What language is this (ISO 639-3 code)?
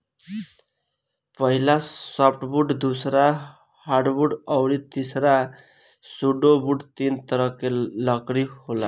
bho